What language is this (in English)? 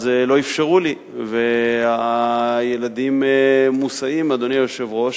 Hebrew